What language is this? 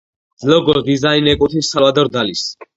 Georgian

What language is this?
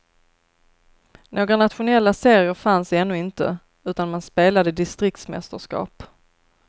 Swedish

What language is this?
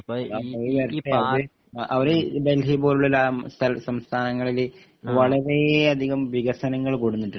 Malayalam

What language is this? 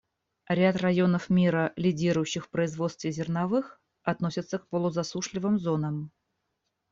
Russian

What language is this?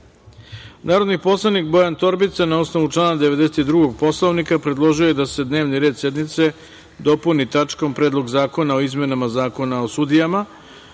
Serbian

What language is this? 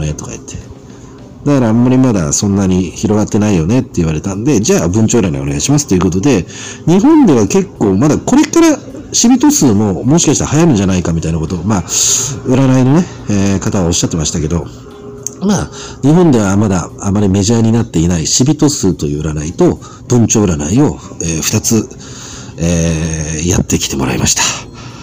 Japanese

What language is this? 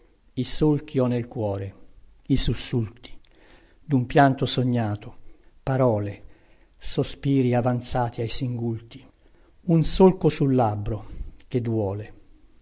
Italian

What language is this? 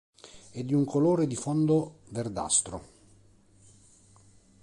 Italian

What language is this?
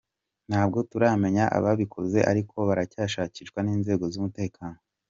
Kinyarwanda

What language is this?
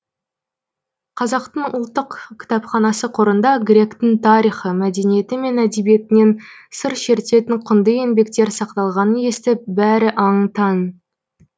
Kazakh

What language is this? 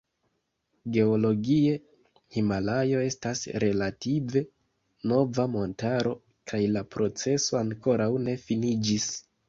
Esperanto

